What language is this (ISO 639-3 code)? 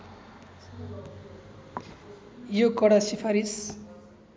nep